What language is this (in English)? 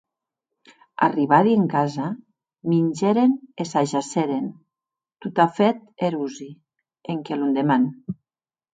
Occitan